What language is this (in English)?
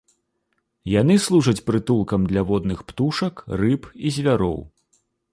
Belarusian